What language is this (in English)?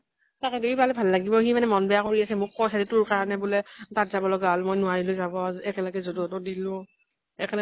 Assamese